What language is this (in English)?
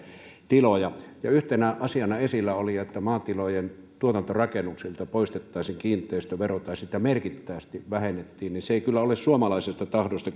Finnish